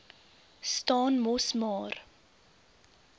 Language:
Afrikaans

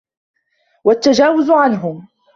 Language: Arabic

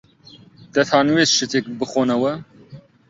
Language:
Central Kurdish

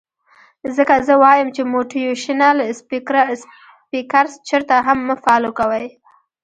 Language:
Pashto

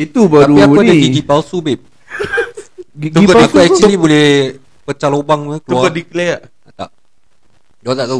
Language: Malay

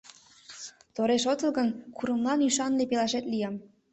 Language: Mari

